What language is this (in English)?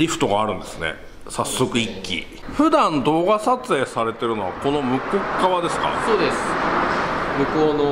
Japanese